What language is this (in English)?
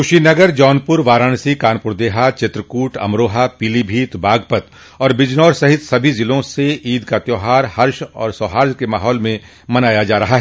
Hindi